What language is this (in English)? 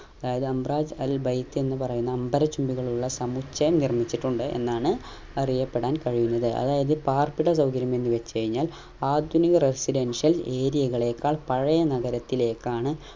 Malayalam